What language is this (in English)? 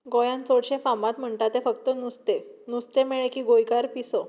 Konkani